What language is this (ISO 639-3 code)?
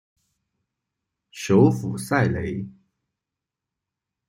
zho